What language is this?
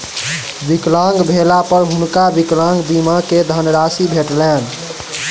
Maithili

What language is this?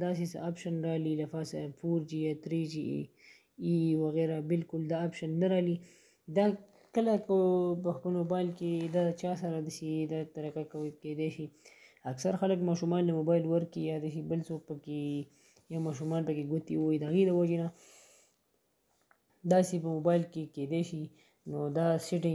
Romanian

